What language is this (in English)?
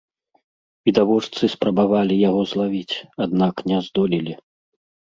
Belarusian